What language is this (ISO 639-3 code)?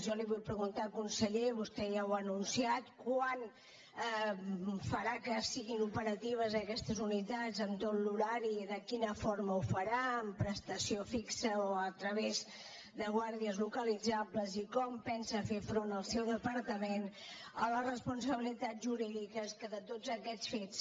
cat